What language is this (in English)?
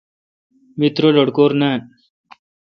Kalkoti